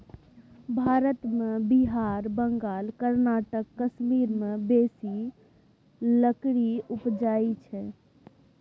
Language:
Maithili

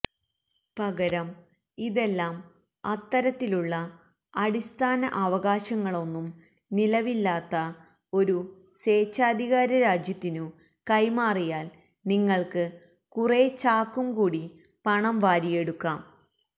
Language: Malayalam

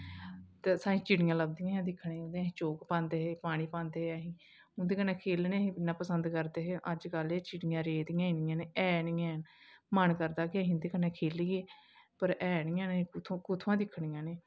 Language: Dogri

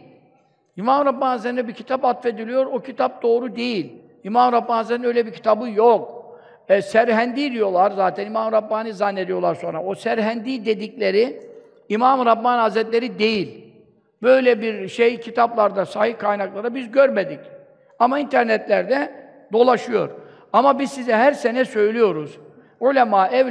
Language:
Turkish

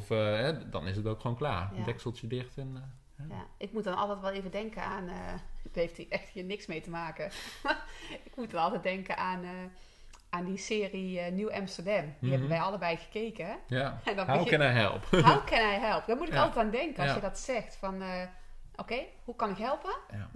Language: Dutch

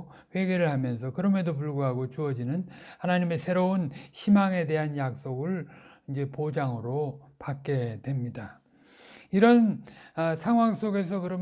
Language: Korean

